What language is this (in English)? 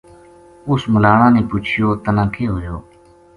Gujari